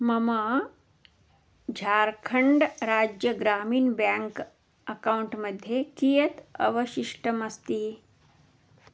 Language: Sanskrit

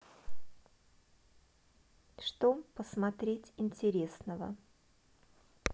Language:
Russian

